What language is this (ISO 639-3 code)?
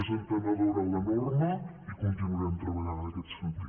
cat